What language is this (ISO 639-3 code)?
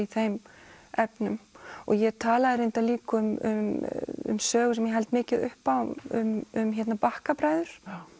isl